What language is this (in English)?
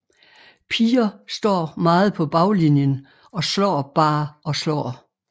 Danish